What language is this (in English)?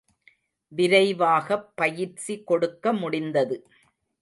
Tamil